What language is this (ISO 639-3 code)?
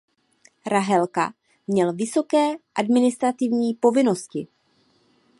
ces